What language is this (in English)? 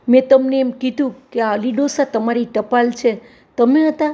Gujarati